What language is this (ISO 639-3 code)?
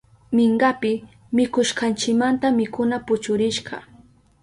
qup